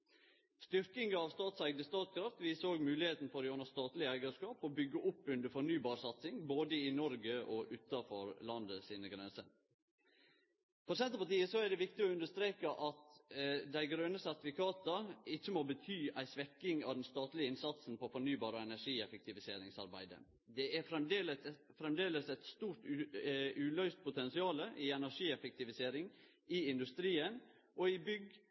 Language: Norwegian Nynorsk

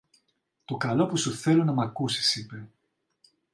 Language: Greek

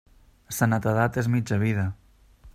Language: Catalan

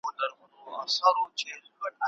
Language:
Pashto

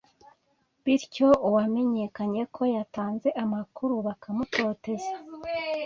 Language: Kinyarwanda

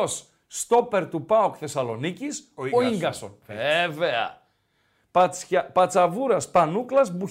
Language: Greek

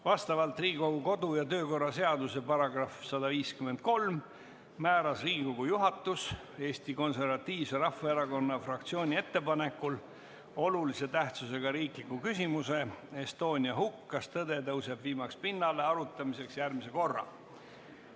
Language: Estonian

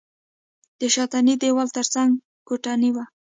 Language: Pashto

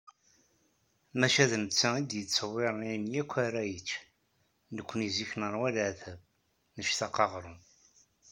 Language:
Kabyle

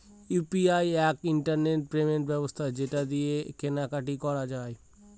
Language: Bangla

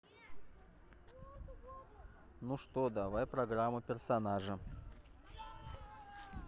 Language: Russian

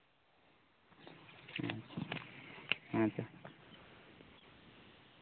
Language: Santali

